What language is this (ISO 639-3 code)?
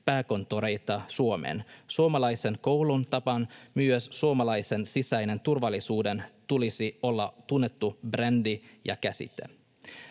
fin